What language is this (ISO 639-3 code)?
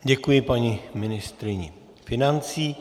ces